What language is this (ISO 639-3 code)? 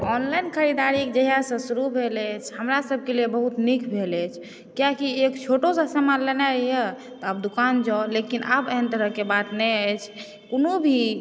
mai